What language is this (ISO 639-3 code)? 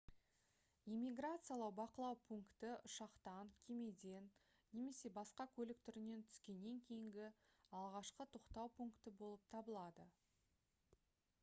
kaz